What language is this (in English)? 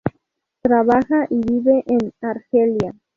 Spanish